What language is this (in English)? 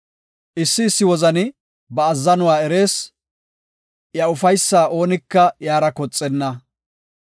Gofa